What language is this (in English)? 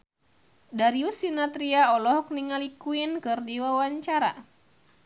Sundanese